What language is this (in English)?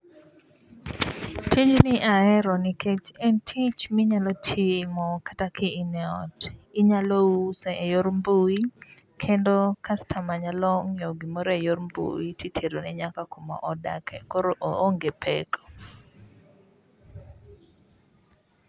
Luo (Kenya and Tanzania)